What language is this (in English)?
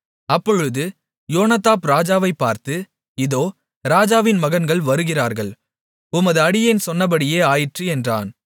Tamil